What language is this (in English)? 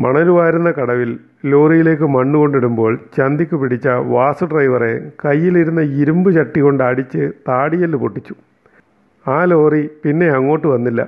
Malayalam